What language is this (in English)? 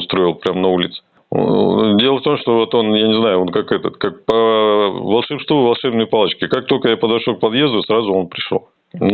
Russian